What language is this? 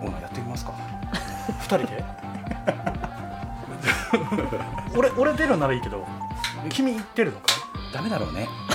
Japanese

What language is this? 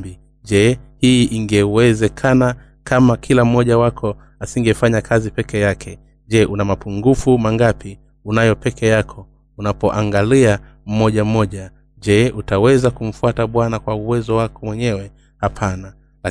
Swahili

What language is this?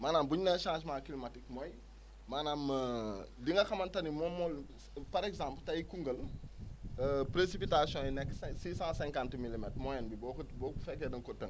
Wolof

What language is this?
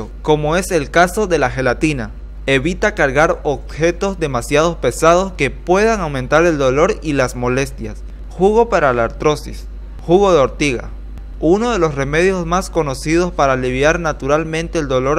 Spanish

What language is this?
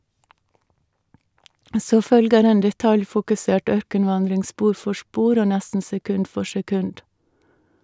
Norwegian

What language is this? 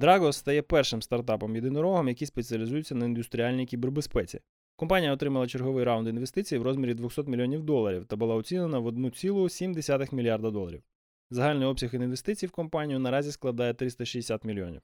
Ukrainian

